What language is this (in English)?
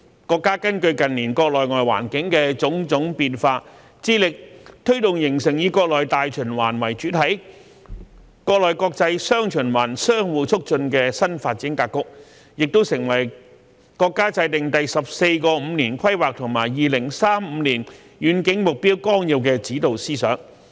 Cantonese